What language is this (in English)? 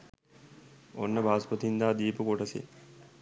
Sinhala